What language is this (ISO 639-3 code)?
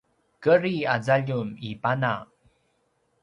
pwn